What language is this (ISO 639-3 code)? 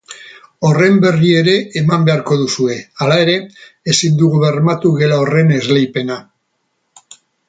eus